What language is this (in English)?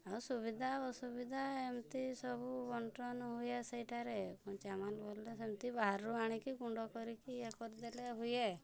Odia